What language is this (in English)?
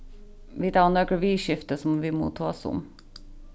Faroese